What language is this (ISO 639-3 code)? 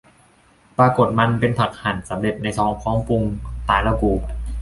tha